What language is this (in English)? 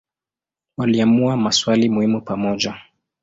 Swahili